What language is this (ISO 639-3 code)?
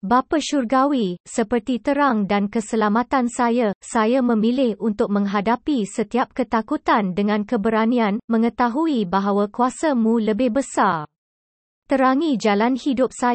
msa